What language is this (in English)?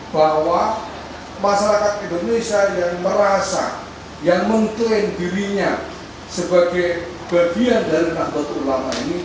Indonesian